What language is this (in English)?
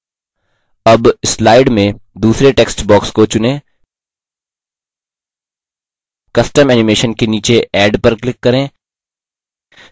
Hindi